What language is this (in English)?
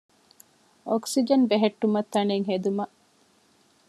Divehi